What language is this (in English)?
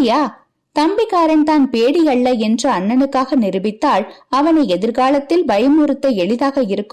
Tamil